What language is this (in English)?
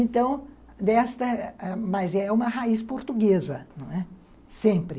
Portuguese